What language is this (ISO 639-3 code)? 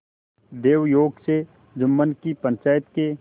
hin